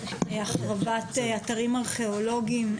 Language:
Hebrew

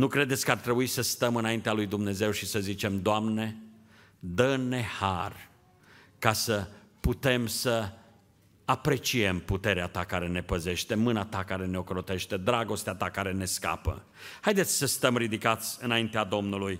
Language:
Romanian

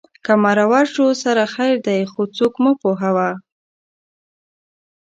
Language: Pashto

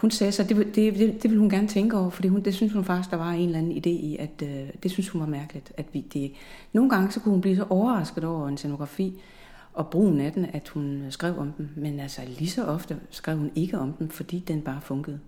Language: Danish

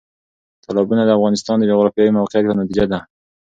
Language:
Pashto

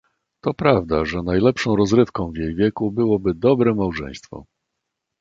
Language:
Polish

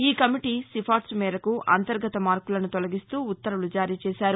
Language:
Telugu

